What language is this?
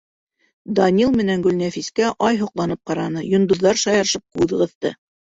Bashkir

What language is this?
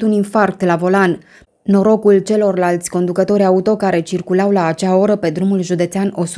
Romanian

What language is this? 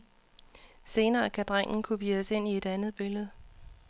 Danish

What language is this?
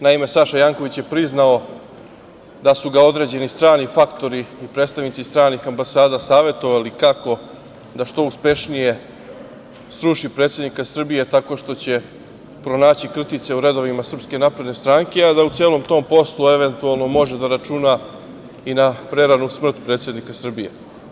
Serbian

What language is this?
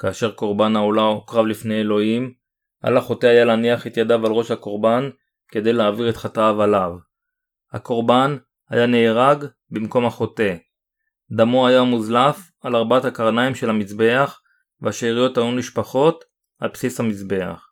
Hebrew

